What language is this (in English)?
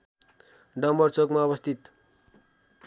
Nepali